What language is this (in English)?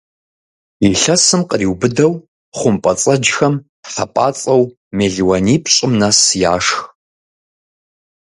Kabardian